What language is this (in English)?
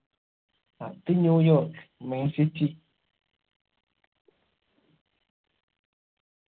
Malayalam